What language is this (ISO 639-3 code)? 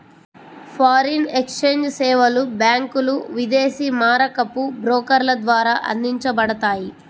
tel